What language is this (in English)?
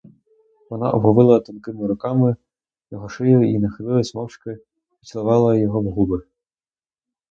Ukrainian